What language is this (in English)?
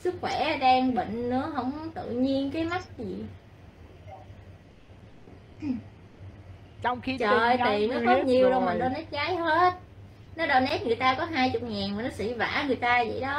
Vietnamese